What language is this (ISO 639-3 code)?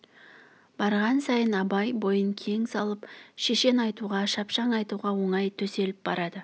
kaz